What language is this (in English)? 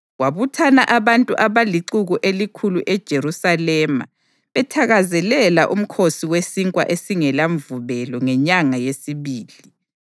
North Ndebele